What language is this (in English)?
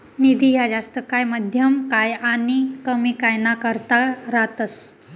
Marathi